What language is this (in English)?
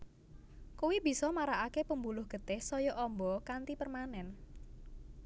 Javanese